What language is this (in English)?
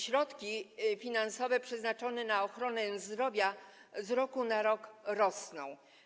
Polish